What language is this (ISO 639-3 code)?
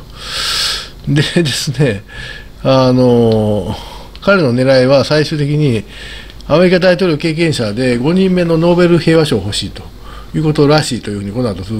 jpn